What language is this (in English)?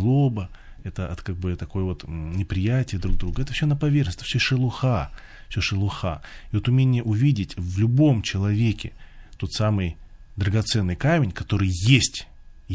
Russian